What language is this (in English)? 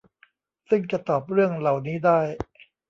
Thai